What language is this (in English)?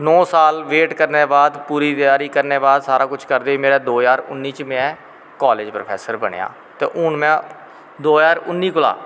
Dogri